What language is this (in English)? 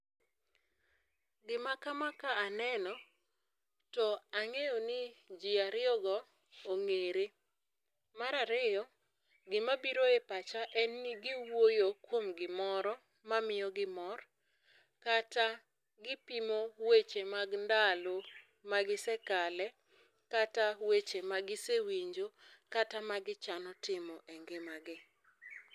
Luo (Kenya and Tanzania)